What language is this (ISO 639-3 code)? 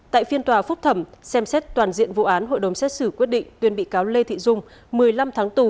vie